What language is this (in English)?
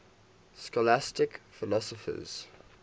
English